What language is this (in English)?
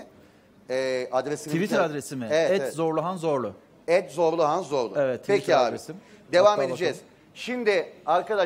Turkish